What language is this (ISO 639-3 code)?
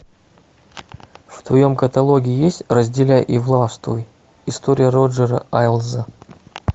rus